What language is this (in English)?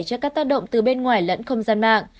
Vietnamese